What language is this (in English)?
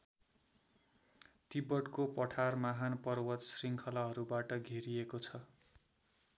Nepali